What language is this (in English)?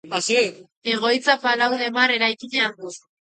Basque